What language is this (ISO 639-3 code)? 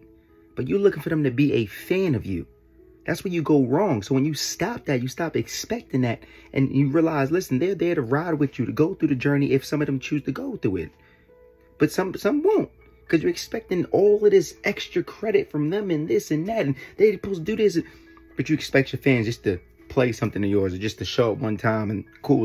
eng